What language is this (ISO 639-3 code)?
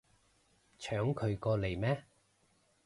yue